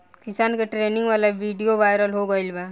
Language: Bhojpuri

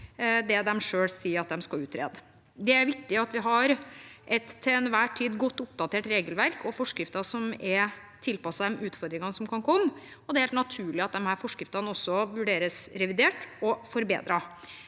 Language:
Norwegian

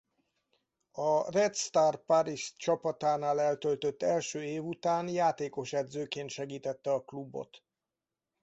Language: Hungarian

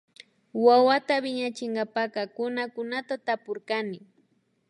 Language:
Imbabura Highland Quichua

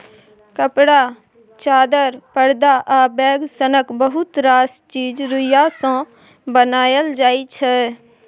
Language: Maithili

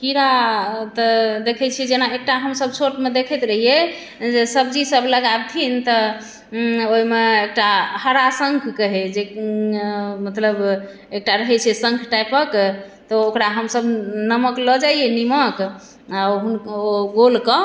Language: Maithili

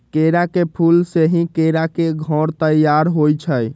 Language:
Magahi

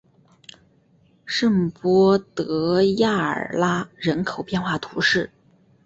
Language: Chinese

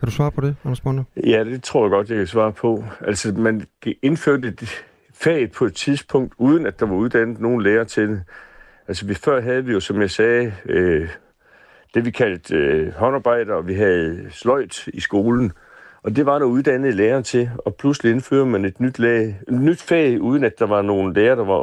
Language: Danish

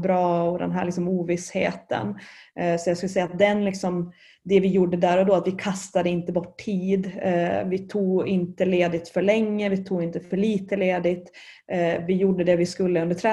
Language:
Swedish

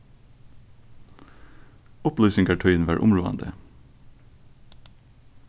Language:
Faroese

